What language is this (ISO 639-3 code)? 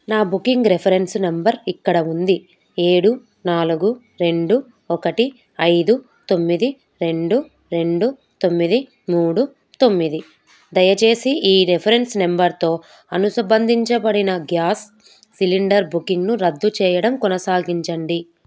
tel